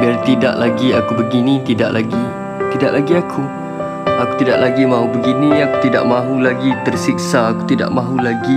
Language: Malay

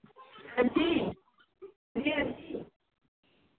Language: Dogri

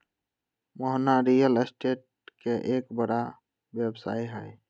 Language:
Magahi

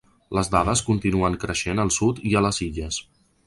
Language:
Catalan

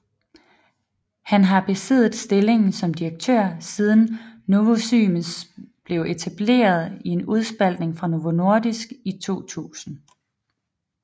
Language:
Danish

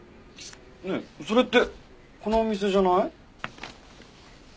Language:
Japanese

